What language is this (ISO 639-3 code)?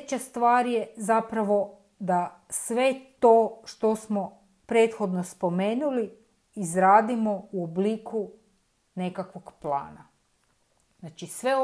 hrv